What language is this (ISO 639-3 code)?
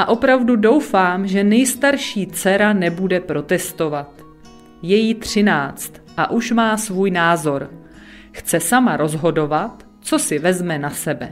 ces